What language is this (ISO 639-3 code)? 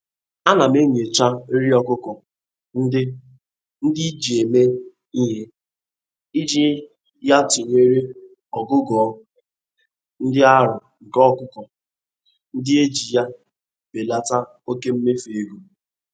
ibo